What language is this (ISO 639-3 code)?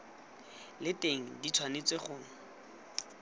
tsn